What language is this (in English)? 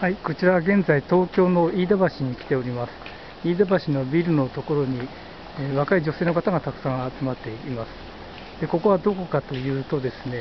Japanese